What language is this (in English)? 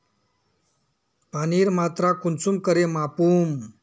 Magahi